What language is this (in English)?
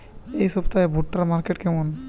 Bangla